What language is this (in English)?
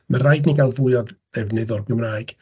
Welsh